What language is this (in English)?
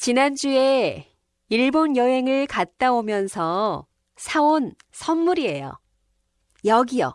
Korean